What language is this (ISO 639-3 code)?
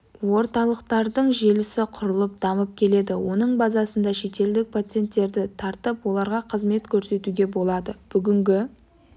kaz